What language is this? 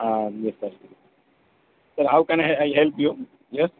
Urdu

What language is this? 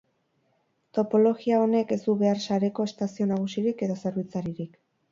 Basque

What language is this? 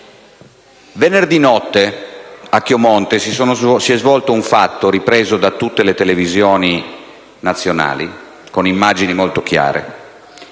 Italian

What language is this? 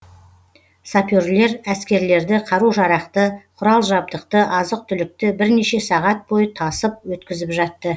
Kazakh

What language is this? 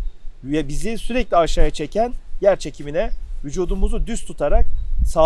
Turkish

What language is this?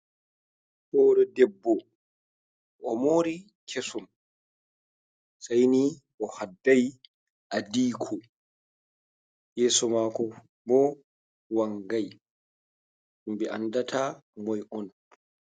Fula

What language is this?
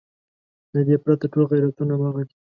Pashto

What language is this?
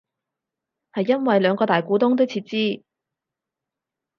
Cantonese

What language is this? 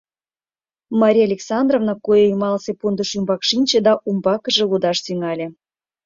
Mari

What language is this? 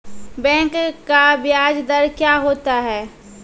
Maithili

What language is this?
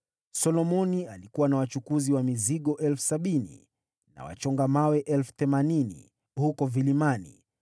Swahili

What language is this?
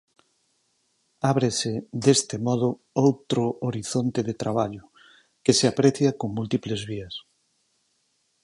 Galician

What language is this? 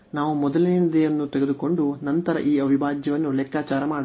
Kannada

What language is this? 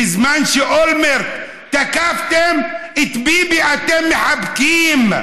Hebrew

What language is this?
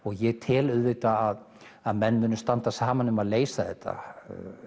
Icelandic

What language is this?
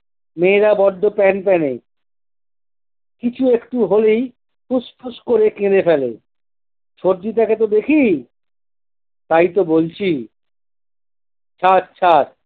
Bangla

